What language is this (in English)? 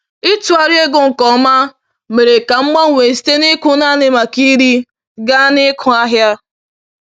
Igbo